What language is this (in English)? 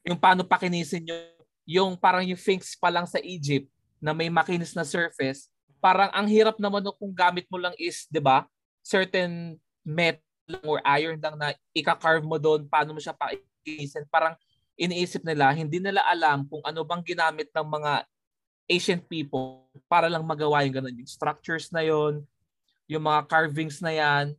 Filipino